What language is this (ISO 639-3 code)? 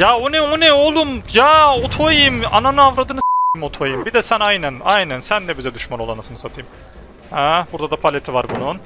tur